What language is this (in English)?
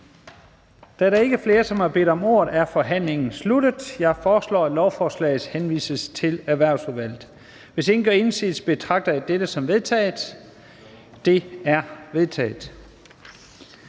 Danish